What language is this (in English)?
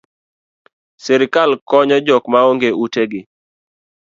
Luo (Kenya and Tanzania)